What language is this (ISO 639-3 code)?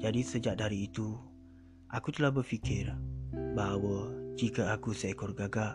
msa